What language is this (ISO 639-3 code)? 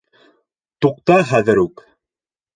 bak